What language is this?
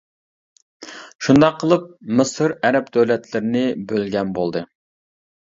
Uyghur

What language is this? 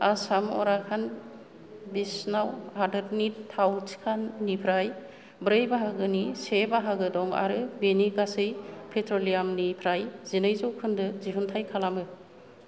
Bodo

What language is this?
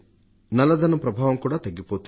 Telugu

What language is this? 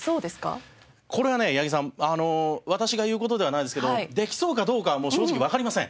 Japanese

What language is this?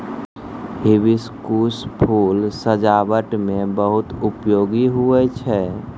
Maithili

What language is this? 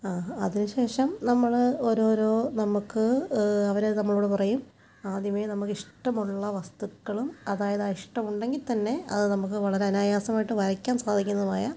Malayalam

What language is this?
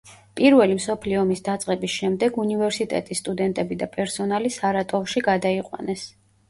Georgian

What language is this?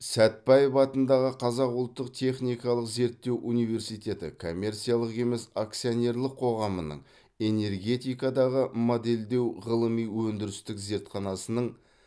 Kazakh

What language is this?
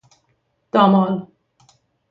Persian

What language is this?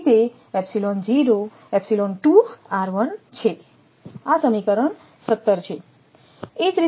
Gujarati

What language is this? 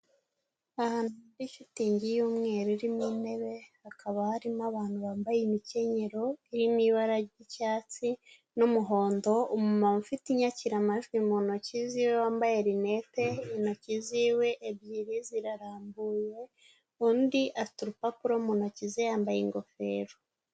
Kinyarwanda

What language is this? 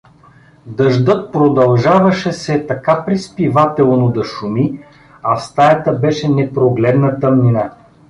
Bulgarian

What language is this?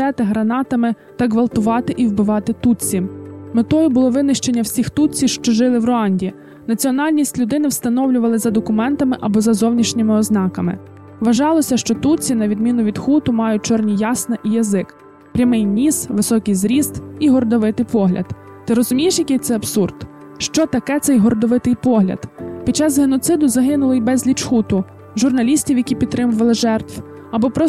Ukrainian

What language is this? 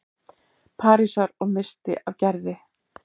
Icelandic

